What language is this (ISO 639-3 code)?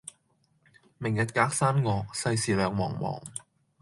yue